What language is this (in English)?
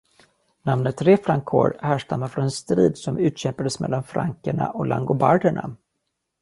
Swedish